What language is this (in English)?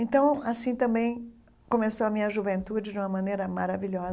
Portuguese